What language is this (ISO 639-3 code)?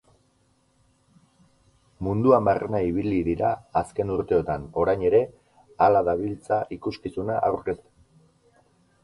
eus